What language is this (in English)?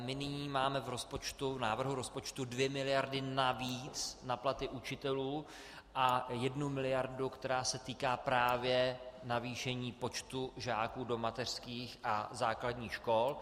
Czech